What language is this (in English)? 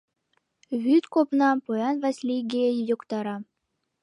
Mari